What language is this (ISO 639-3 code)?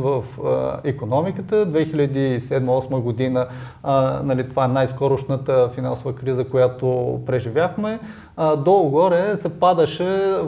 bul